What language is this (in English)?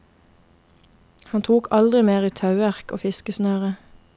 Norwegian